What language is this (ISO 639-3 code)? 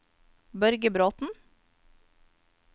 nor